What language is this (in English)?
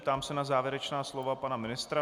Czech